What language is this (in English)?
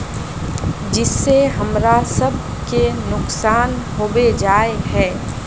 Magahi